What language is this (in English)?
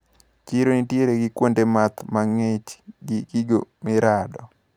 Luo (Kenya and Tanzania)